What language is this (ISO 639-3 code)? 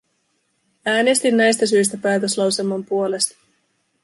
fin